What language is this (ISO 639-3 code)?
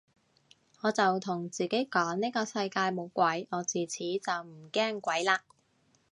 yue